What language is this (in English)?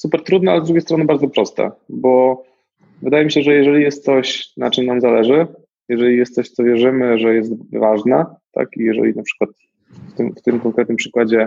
Polish